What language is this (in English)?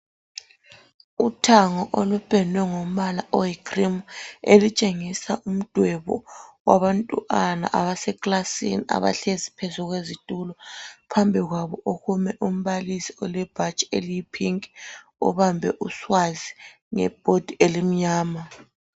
North Ndebele